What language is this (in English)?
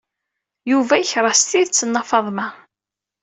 Kabyle